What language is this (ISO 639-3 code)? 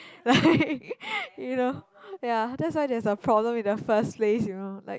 eng